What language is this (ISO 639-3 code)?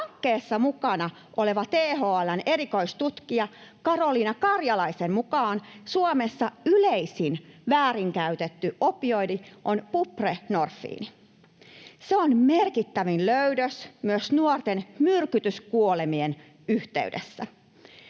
fin